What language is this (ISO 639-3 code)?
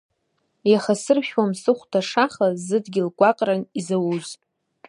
abk